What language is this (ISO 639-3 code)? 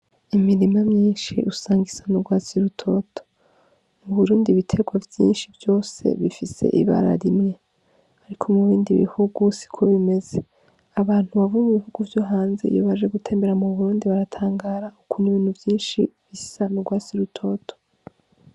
run